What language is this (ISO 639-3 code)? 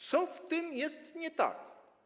pol